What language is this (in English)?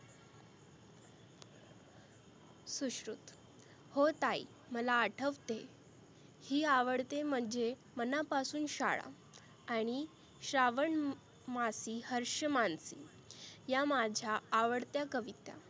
Marathi